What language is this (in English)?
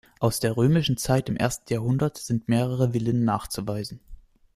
German